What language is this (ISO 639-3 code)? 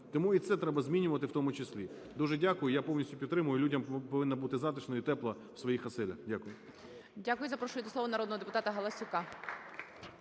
ukr